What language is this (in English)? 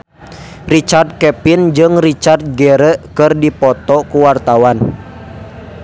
Sundanese